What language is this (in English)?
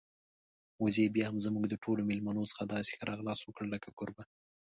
Pashto